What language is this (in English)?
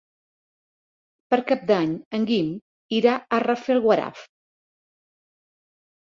Catalan